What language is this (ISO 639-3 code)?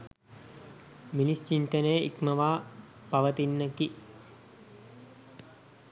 sin